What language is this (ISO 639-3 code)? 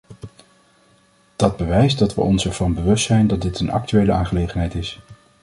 nld